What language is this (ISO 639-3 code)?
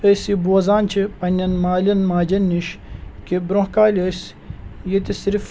kas